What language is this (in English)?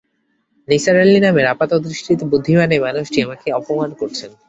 Bangla